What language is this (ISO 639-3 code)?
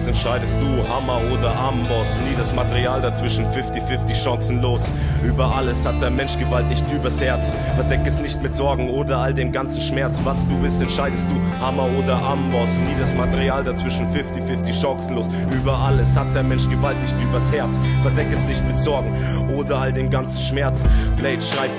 deu